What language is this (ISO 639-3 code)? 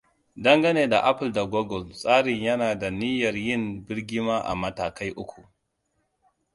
hau